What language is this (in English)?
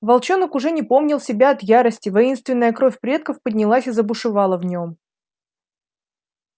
Russian